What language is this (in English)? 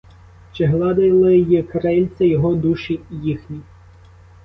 Ukrainian